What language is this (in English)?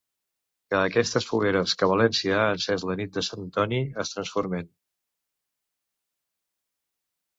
Catalan